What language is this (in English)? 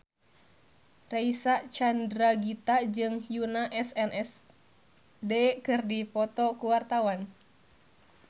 Sundanese